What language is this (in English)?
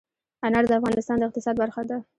Pashto